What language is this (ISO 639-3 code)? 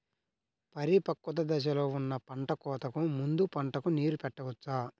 tel